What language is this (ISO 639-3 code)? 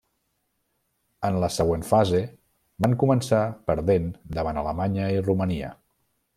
cat